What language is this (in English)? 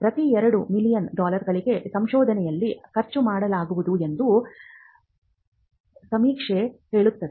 Kannada